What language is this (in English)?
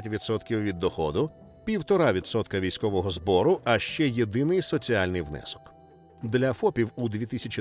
Ukrainian